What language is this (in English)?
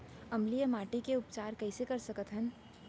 Chhattisgarhi